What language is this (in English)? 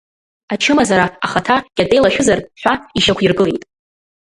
Abkhazian